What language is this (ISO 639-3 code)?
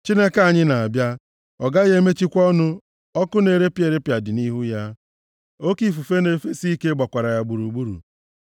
ibo